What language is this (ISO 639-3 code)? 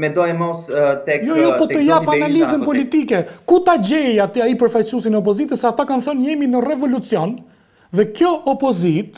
ron